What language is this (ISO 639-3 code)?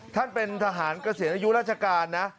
tha